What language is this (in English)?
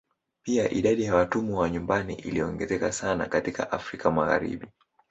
Swahili